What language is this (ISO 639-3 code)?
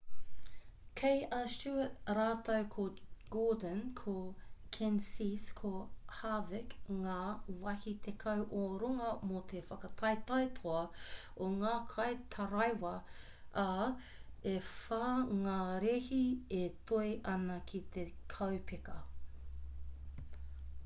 mri